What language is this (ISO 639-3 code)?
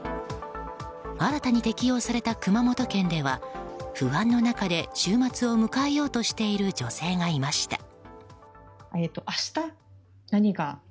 jpn